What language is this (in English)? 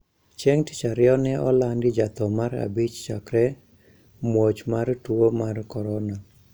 Luo (Kenya and Tanzania)